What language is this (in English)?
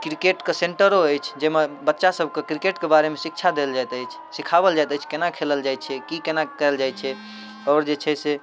Maithili